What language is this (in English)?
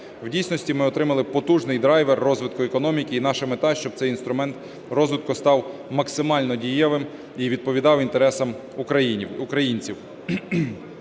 Ukrainian